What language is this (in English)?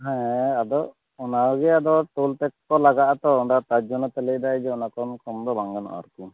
Santali